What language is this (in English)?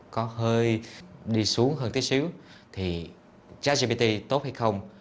Vietnamese